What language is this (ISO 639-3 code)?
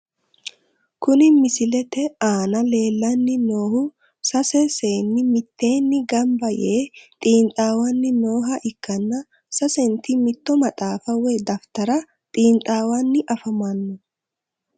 sid